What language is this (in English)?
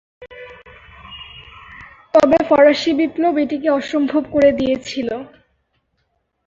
Bangla